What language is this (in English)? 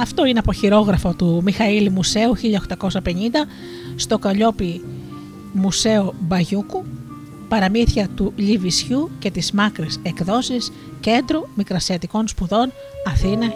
Greek